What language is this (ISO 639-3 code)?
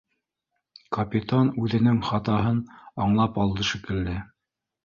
bak